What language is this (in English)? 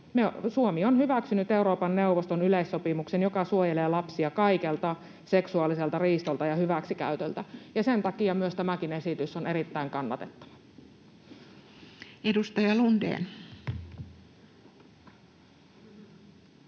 Finnish